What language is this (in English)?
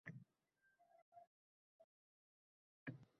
Uzbek